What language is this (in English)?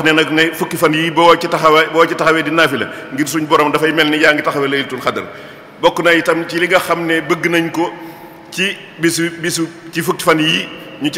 French